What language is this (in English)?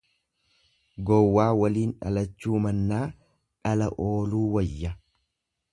Oromo